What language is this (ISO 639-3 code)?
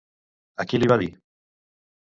cat